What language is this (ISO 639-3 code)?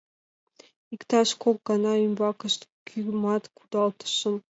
chm